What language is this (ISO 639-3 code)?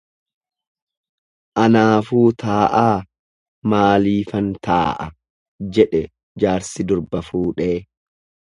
orm